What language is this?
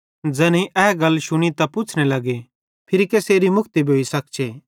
Bhadrawahi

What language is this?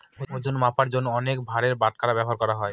Bangla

